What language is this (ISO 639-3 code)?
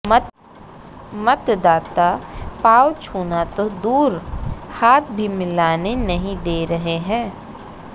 hin